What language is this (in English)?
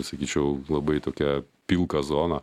Lithuanian